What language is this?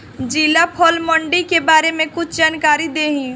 Bhojpuri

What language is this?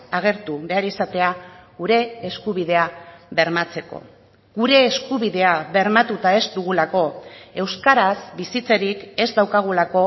Basque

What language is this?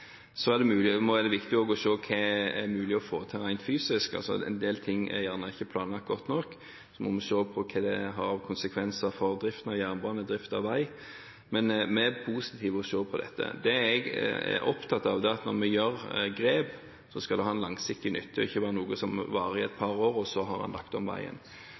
Norwegian Bokmål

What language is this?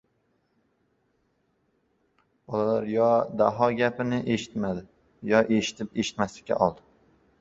Uzbek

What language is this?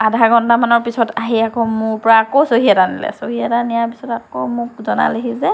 Assamese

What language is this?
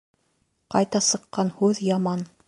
Bashkir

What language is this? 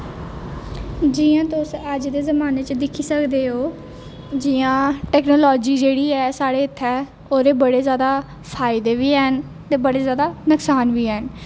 Dogri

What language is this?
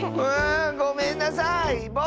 Japanese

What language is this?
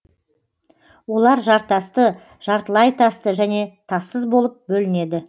Kazakh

